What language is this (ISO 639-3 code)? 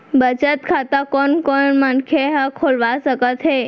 hne